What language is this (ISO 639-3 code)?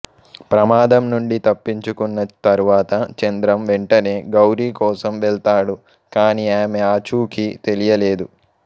tel